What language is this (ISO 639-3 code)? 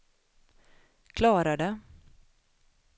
swe